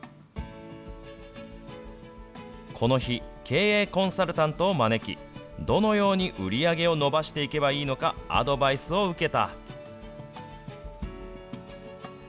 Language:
Japanese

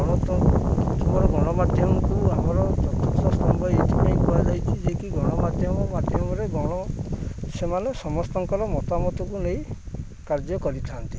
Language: Odia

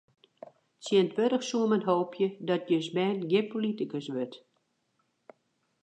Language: Western Frisian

